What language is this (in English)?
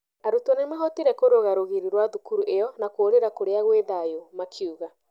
Kikuyu